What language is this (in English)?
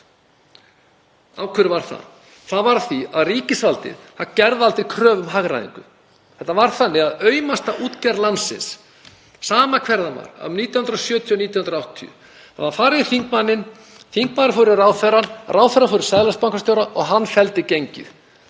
Icelandic